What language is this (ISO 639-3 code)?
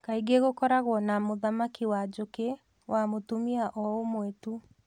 kik